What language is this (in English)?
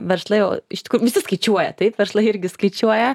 Lithuanian